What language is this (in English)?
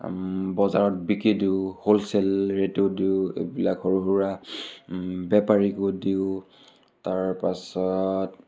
Assamese